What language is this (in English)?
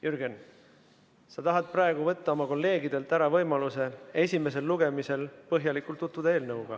Estonian